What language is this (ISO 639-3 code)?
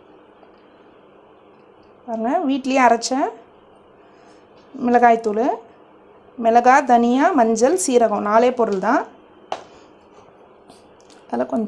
eng